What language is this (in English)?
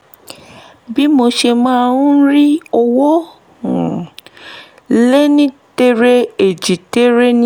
Yoruba